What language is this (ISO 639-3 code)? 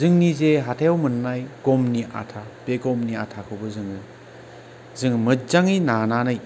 brx